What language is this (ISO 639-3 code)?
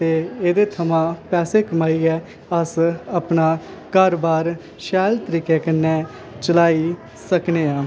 doi